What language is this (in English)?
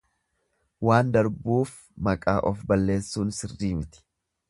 Oromo